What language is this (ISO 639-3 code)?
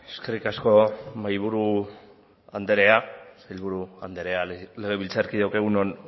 eus